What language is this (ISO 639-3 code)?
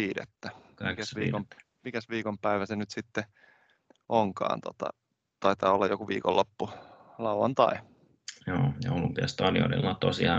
fin